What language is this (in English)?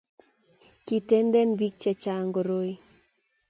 Kalenjin